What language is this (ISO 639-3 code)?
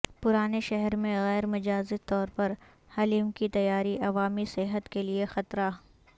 urd